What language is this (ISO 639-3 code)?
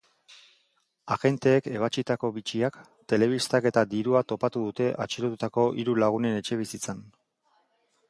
eus